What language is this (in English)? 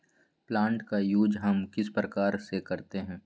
Magahi